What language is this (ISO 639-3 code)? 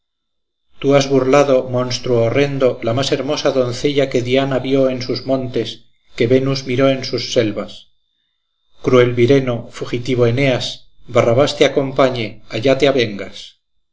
spa